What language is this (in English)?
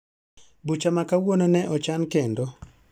Luo (Kenya and Tanzania)